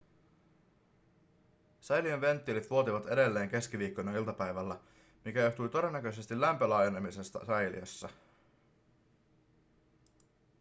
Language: Finnish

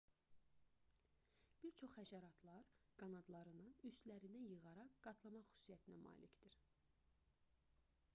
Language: Azerbaijani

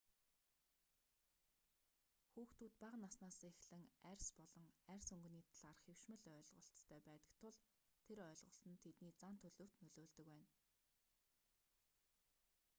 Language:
Mongolian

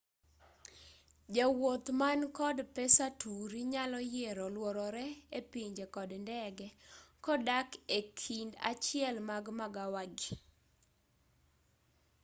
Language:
Luo (Kenya and Tanzania)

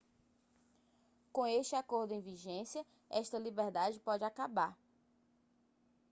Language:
Portuguese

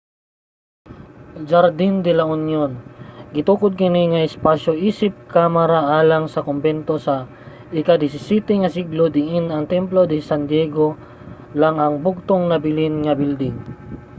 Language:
Cebuano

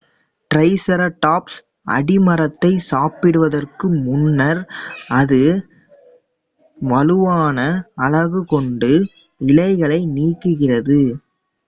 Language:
Tamil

